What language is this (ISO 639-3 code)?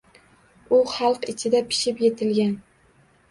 uzb